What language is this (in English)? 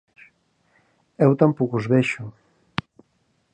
Galician